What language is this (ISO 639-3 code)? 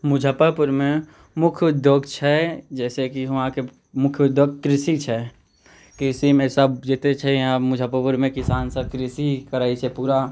mai